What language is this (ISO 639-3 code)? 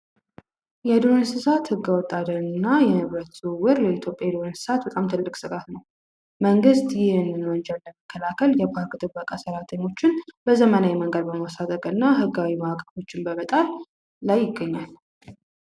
amh